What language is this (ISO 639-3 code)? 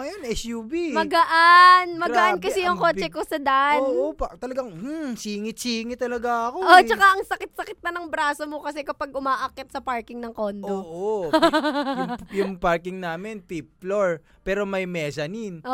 fil